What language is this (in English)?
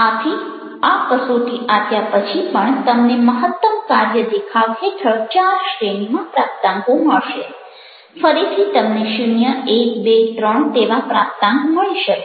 Gujarati